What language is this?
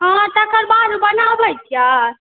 Maithili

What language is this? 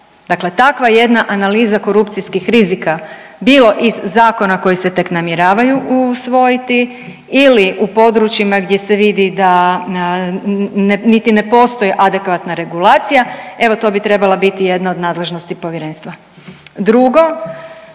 Croatian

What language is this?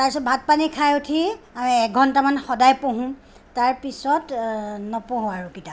Assamese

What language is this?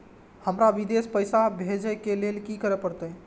Maithili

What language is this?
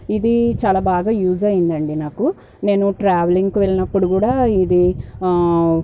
Telugu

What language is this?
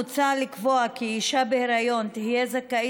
Hebrew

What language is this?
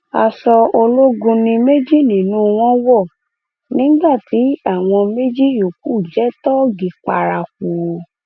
Yoruba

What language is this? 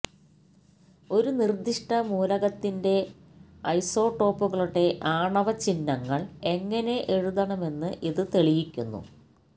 Malayalam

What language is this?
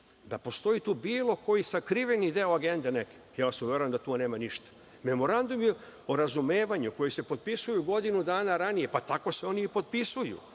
Serbian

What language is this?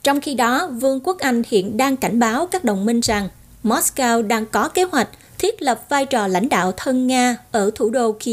Vietnamese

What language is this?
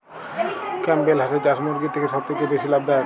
Bangla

